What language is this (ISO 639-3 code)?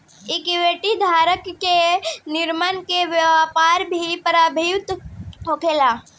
bho